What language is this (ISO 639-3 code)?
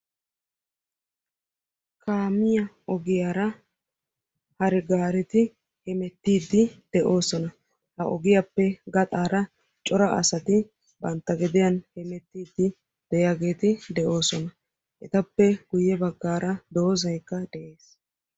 wal